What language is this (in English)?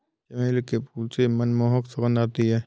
Hindi